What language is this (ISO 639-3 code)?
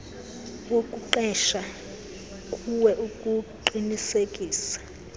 xho